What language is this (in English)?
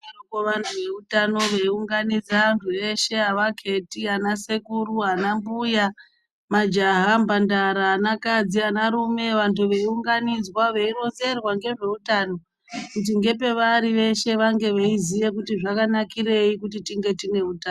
Ndau